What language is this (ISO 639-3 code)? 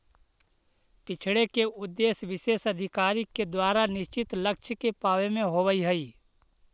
mag